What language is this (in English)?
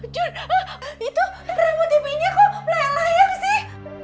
Indonesian